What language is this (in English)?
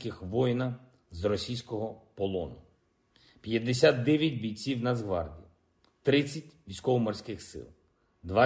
Ukrainian